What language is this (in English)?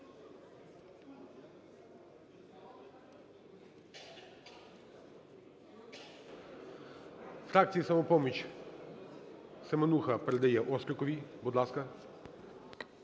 Ukrainian